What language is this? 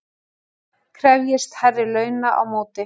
Icelandic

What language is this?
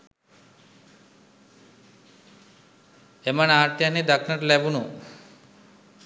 Sinhala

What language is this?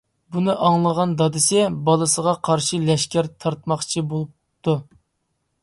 Uyghur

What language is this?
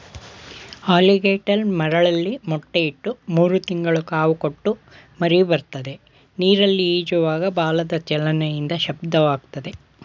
Kannada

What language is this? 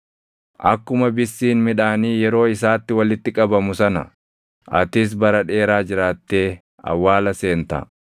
Oromo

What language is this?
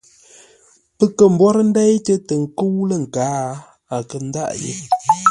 Ngombale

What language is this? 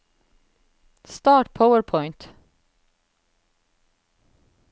Norwegian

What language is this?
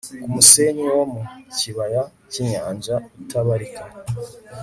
Kinyarwanda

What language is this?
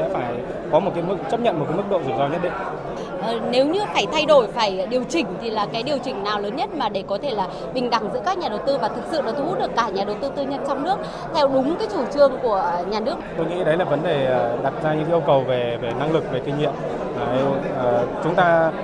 Vietnamese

